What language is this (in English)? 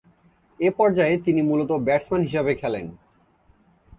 Bangla